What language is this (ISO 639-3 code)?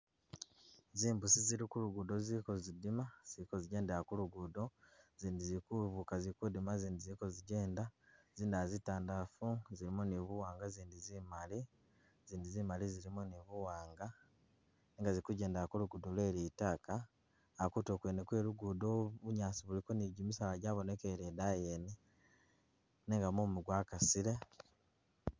myx